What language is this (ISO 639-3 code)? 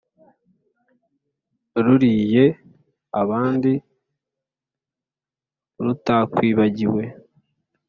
kin